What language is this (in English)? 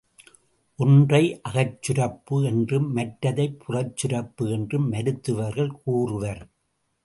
Tamil